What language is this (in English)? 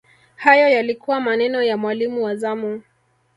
Swahili